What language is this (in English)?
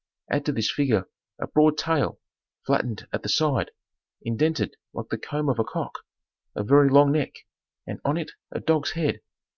English